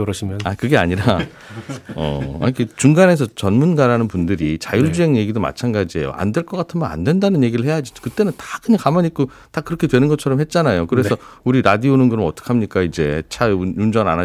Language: Korean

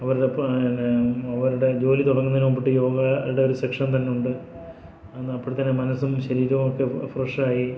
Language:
Malayalam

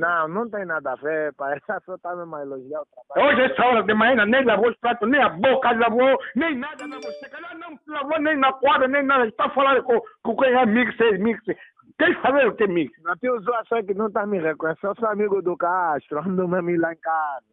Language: Portuguese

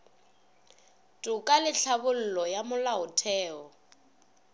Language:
Northern Sotho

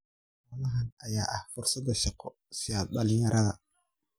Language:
Somali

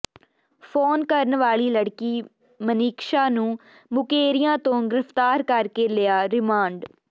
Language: Punjabi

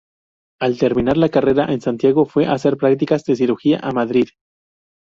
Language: Spanish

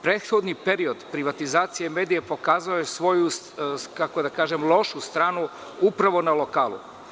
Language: Serbian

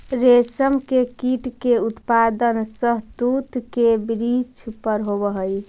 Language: Magahi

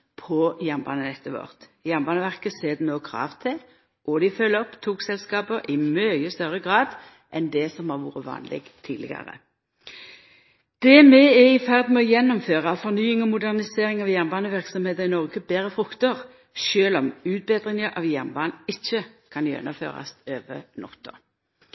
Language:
Norwegian Nynorsk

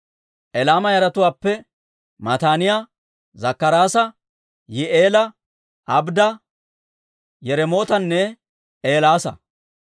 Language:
Dawro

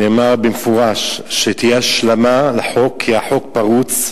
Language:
Hebrew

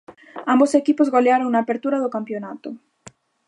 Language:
Galician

